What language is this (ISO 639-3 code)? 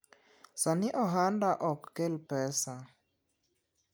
luo